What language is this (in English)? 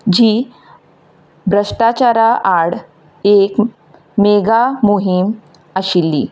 Konkani